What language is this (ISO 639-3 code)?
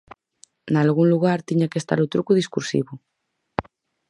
glg